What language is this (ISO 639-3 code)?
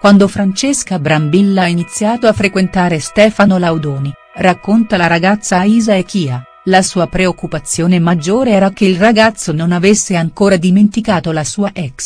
ita